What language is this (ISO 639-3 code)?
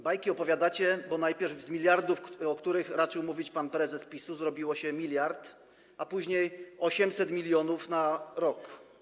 pol